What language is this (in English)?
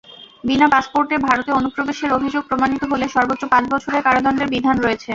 Bangla